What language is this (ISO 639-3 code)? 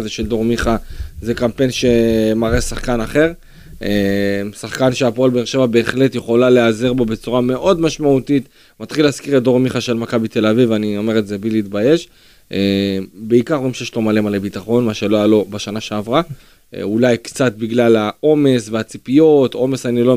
heb